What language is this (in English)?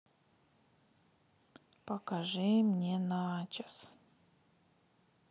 Russian